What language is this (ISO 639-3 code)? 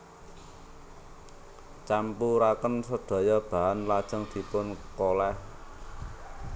jav